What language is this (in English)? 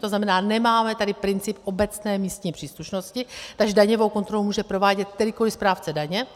Czech